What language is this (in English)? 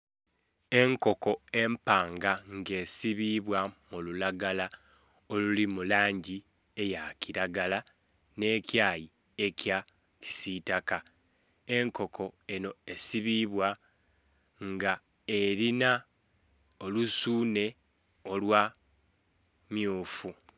Soga